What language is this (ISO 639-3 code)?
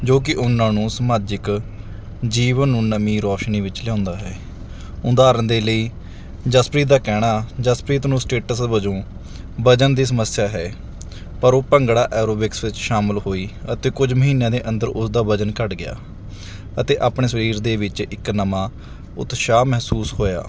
pan